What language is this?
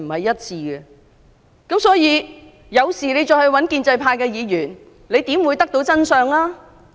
Cantonese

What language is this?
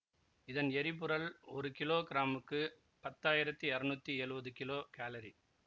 Tamil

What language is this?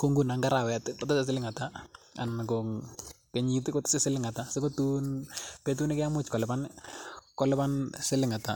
Kalenjin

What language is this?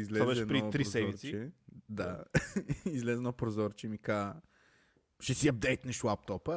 Bulgarian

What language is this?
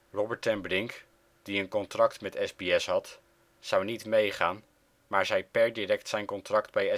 Dutch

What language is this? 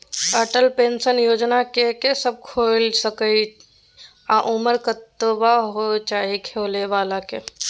Maithili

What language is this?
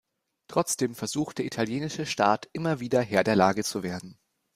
German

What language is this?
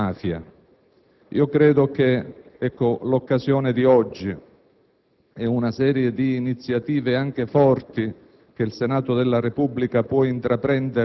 Italian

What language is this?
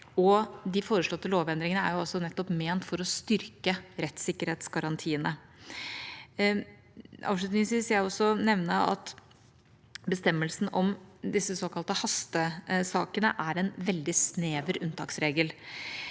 Norwegian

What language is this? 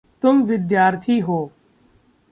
Hindi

